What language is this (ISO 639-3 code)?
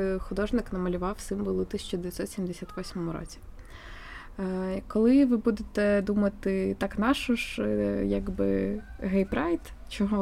ukr